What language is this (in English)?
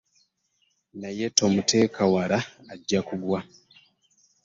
Ganda